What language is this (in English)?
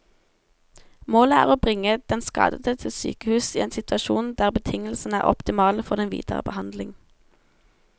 Norwegian